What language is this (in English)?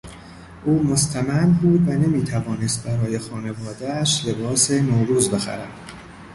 Persian